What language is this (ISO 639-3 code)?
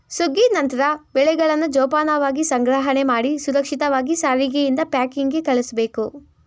kan